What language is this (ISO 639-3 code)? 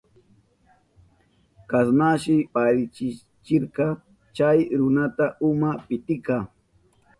qup